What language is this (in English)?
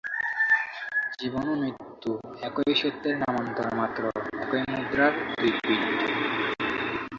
Bangla